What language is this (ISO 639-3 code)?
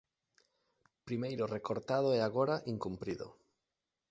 glg